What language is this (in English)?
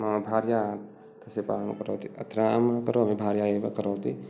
Sanskrit